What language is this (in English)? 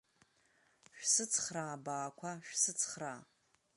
Abkhazian